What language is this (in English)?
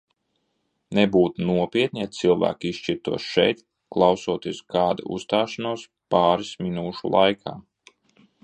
Latvian